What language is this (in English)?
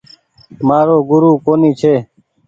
Goaria